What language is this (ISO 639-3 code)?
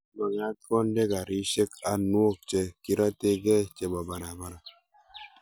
kln